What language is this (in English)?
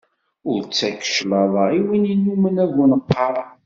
Kabyle